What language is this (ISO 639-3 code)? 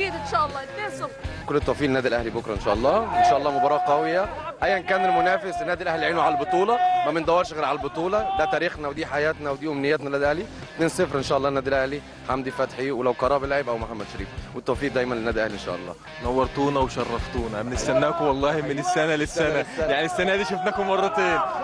ara